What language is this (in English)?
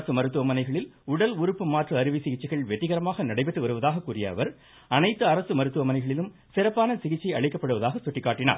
Tamil